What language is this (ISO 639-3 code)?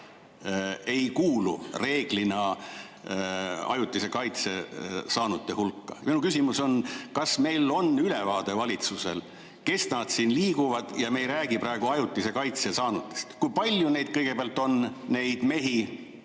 est